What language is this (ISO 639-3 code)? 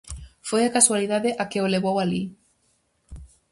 glg